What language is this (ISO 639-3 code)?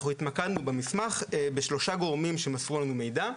heb